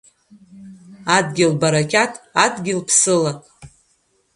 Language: Abkhazian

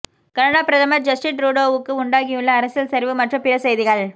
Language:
Tamil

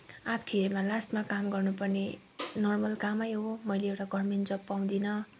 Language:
Nepali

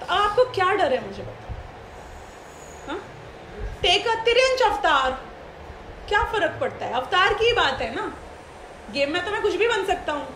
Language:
Hindi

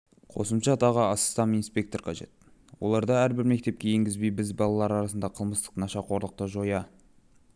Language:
Kazakh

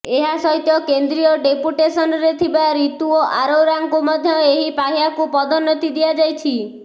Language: Odia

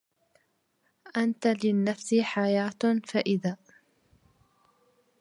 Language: Arabic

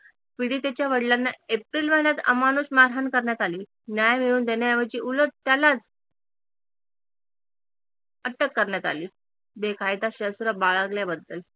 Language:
Marathi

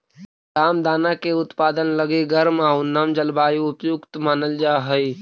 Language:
Magahi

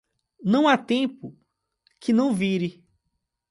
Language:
Portuguese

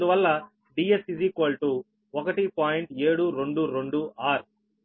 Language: Telugu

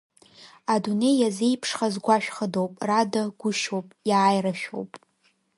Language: Abkhazian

